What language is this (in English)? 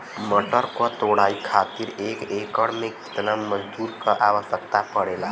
Bhojpuri